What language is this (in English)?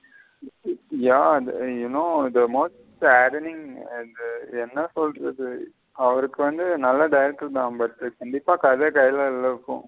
Tamil